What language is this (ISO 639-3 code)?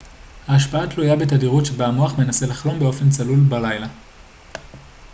heb